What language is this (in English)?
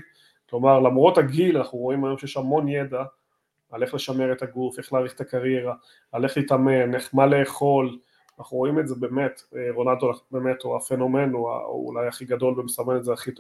Hebrew